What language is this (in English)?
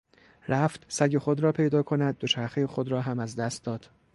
Persian